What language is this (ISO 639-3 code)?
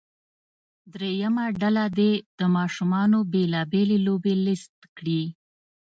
pus